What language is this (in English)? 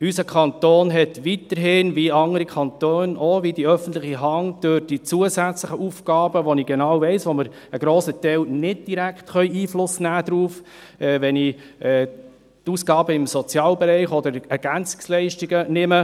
Swiss German